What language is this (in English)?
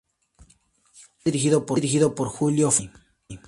Spanish